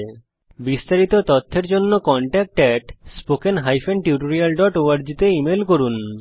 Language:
Bangla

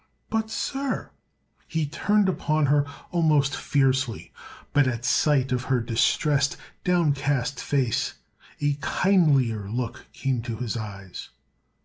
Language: English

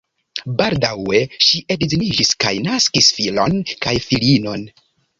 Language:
Esperanto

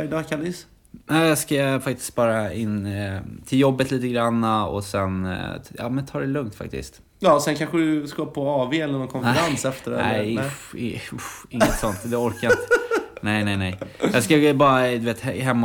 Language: Swedish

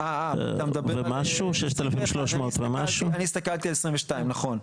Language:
Hebrew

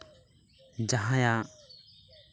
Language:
Santali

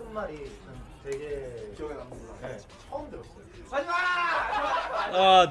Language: English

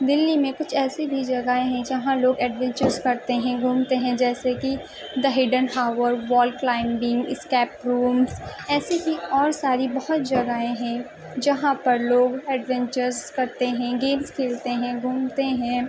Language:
Urdu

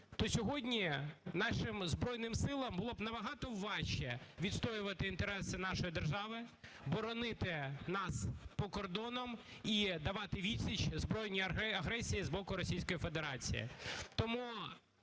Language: Ukrainian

